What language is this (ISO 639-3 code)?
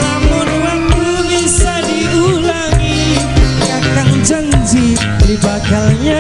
ind